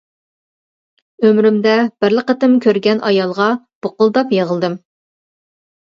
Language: Uyghur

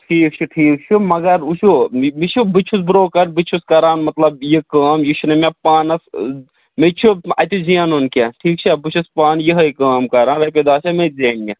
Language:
Kashmiri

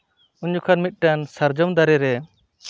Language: Santali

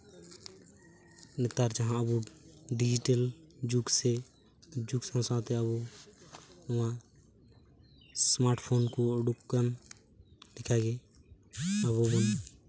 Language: Santali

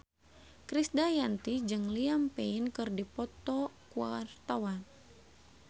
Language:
Sundanese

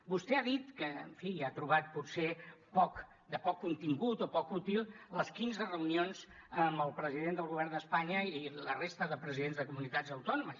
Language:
Catalan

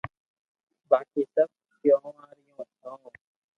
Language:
Loarki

